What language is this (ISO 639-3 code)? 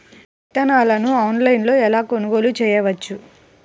tel